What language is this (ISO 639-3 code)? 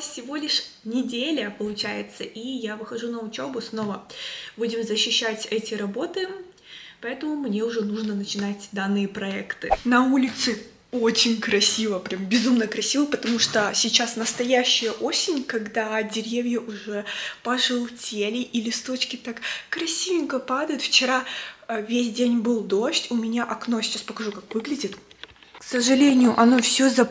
rus